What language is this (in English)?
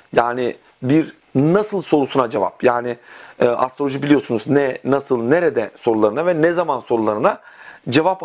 Turkish